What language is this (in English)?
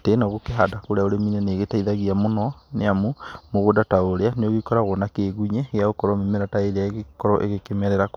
Kikuyu